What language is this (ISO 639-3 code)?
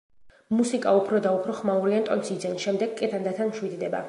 kat